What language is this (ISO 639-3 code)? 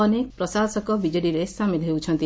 ori